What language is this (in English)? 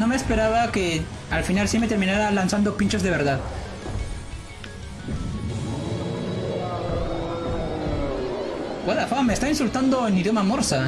Spanish